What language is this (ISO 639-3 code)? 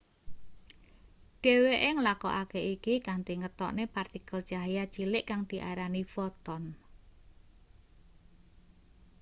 jav